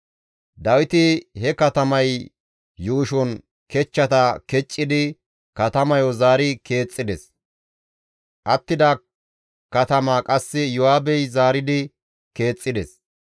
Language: Gamo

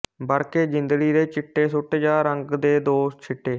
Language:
Punjabi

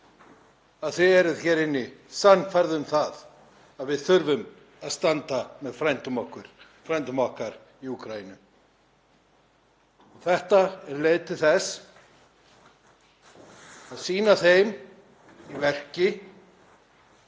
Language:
Icelandic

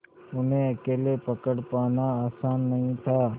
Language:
Hindi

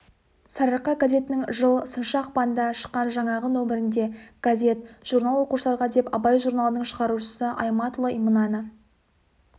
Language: Kazakh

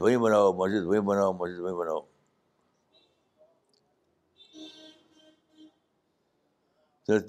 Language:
Urdu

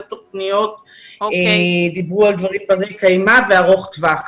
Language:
Hebrew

